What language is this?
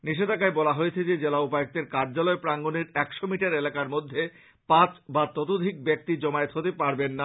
Bangla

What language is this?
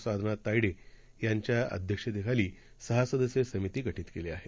Marathi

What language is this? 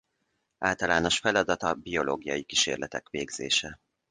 Hungarian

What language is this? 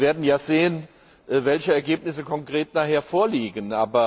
German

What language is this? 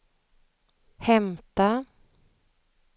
Swedish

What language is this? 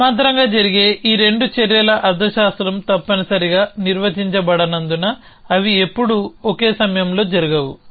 Telugu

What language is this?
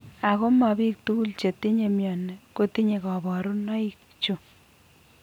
Kalenjin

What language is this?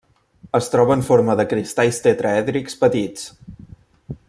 Catalan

